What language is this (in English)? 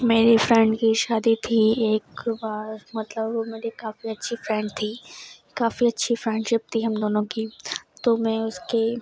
Urdu